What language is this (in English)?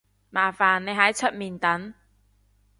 Cantonese